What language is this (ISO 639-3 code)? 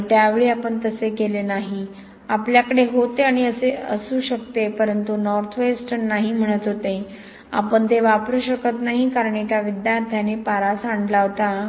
mar